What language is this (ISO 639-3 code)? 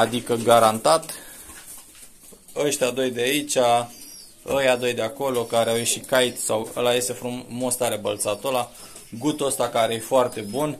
ron